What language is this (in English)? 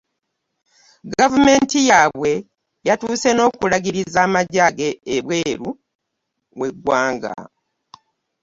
Ganda